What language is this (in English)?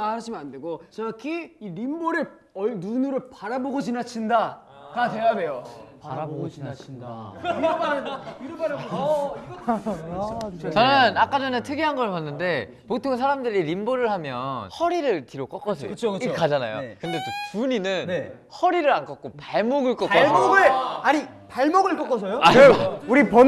Korean